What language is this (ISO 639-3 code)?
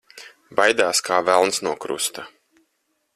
lav